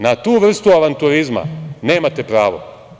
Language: Serbian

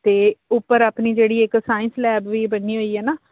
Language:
Punjabi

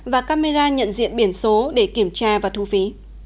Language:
Vietnamese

